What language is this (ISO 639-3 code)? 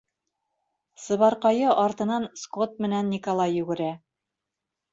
bak